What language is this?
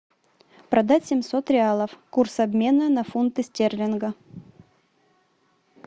Russian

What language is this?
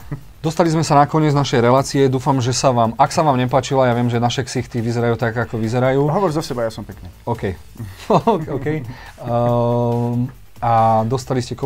Slovak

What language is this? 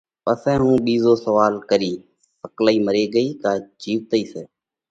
Parkari Koli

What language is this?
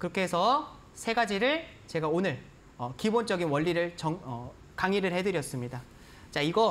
Korean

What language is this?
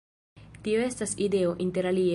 Esperanto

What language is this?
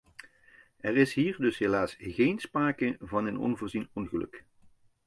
Dutch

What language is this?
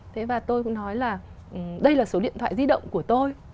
Vietnamese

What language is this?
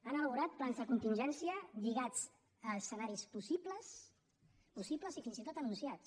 Catalan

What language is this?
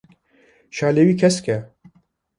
Kurdish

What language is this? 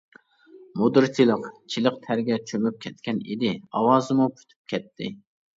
Uyghur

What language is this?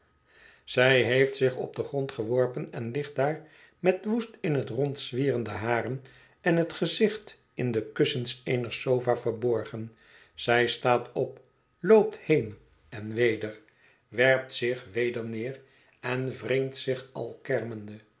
Dutch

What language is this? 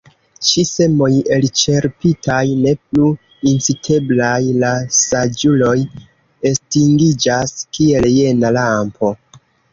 Esperanto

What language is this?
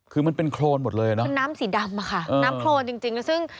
Thai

